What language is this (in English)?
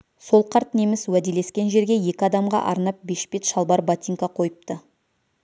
Kazakh